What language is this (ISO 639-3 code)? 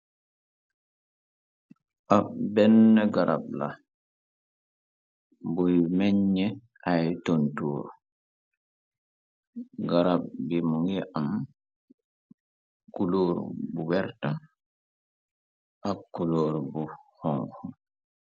wol